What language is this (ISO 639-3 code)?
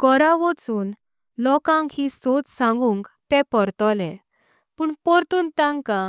kok